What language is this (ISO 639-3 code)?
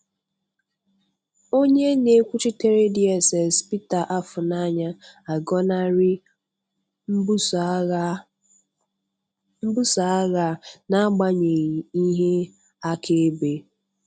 ibo